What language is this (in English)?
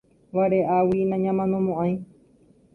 Guarani